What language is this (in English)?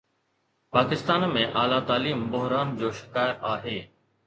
Sindhi